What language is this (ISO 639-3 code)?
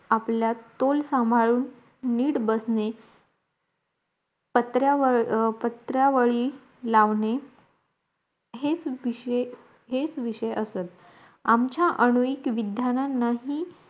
mar